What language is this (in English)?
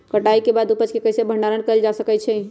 Magahi